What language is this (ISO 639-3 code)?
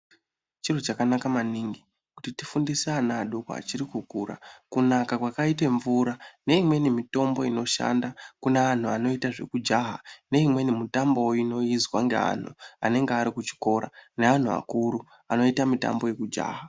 ndc